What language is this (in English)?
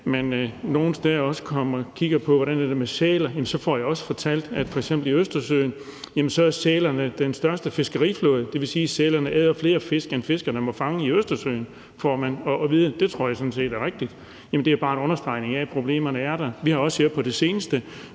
Danish